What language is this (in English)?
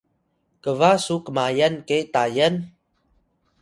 Atayal